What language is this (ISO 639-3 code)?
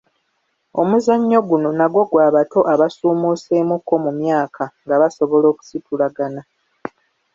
lug